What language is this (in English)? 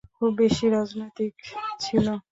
Bangla